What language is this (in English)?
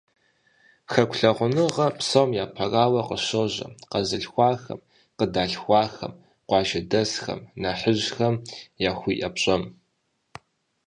Kabardian